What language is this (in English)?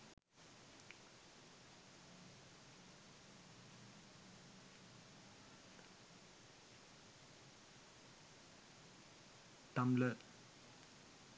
Sinhala